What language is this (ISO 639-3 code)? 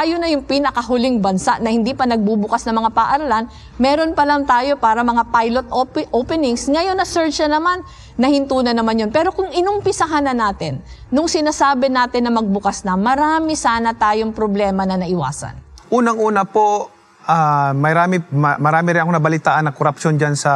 fil